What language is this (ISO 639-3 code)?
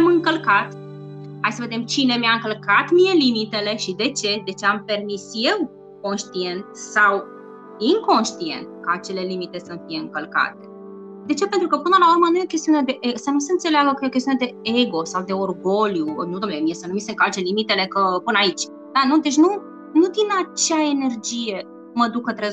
ron